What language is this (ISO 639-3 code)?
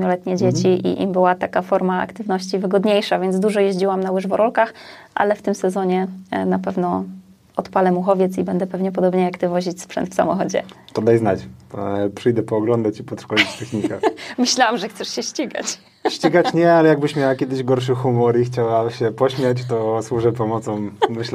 pol